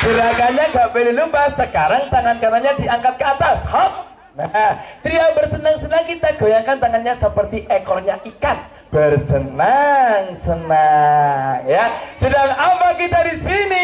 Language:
Indonesian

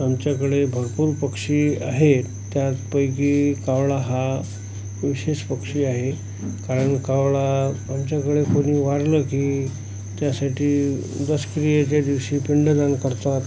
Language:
Marathi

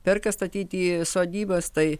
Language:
Lithuanian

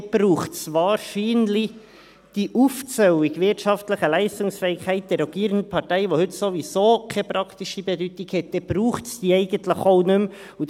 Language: Swiss German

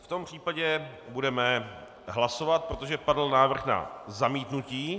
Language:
Czech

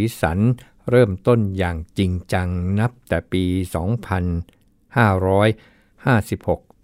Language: Thai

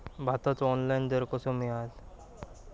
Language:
Marathi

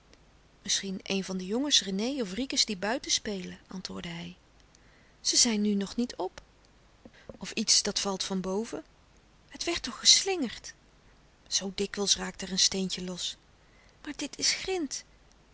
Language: Dutch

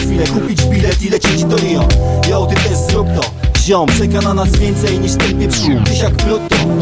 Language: Polish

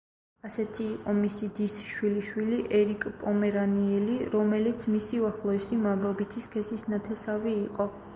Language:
Georgian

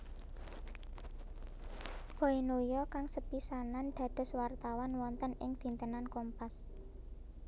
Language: Javanese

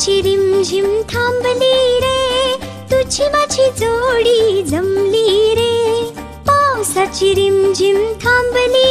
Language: Romanian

